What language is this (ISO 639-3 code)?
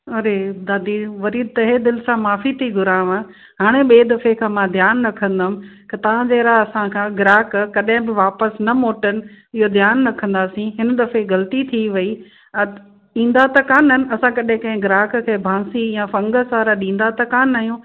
snd